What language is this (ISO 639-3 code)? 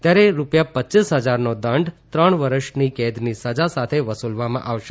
guj